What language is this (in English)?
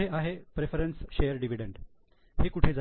Marathi